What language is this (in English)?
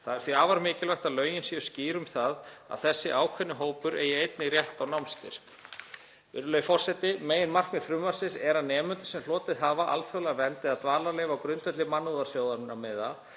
Icelandic